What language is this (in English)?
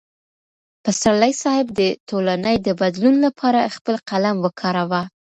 Pashto